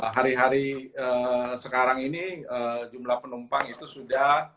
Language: Indonesian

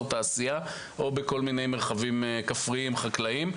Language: Hebrew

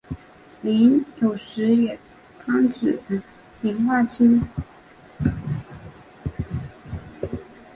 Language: Chinese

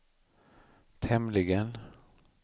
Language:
Swedish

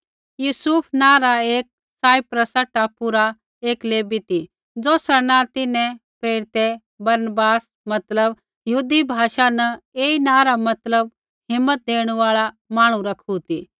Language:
Kullu Pahari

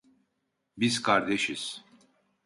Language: Turkish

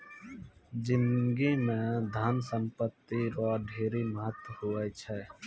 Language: Maithili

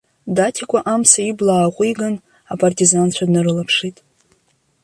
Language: Abkhazian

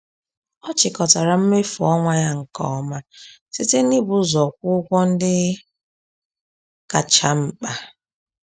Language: Igbo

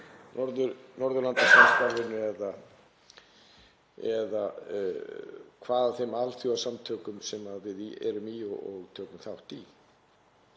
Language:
Icelandic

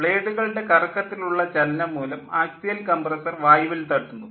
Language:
Malayalam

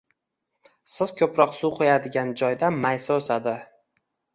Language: Uzbek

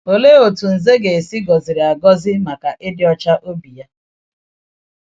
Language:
Igbo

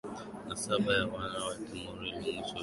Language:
Swahili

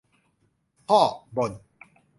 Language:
Thai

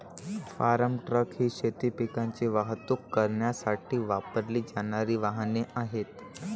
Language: Marathi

